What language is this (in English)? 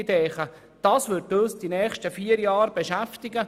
Swiss German